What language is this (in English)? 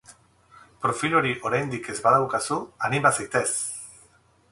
Basque